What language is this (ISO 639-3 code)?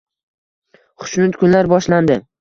uzb